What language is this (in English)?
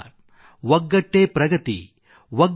Kannada